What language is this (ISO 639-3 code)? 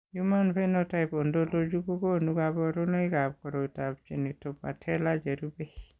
kln